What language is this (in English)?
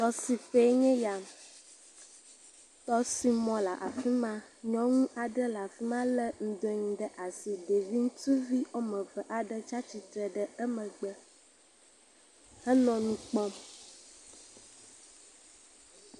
Ewe